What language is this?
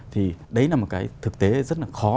Vietnamese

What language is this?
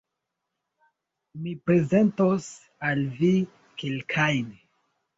Esperanto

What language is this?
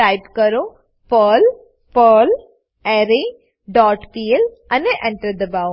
Gujarati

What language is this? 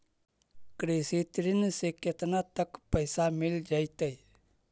Magahi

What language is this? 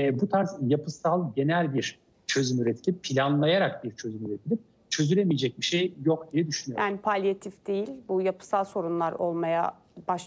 Turkish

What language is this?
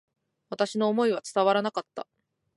Japanese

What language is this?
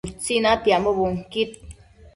Matsés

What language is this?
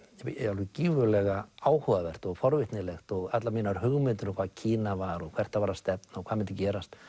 Icelandic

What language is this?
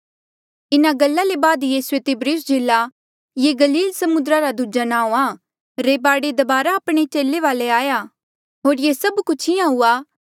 Mandeali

